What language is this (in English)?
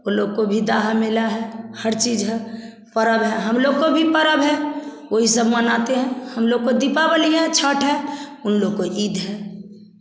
Hindi